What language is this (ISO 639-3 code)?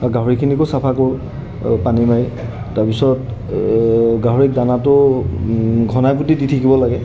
asm